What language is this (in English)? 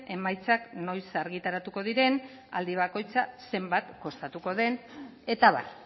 Basque